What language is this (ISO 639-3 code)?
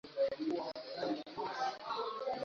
swa